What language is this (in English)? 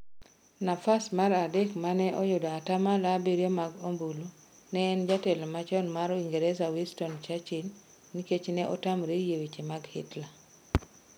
Luo (Kenya and Tanzania)